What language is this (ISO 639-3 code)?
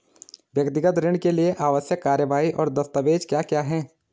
hin